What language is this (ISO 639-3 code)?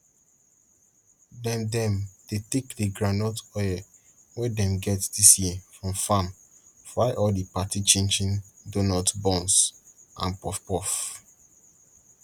pcm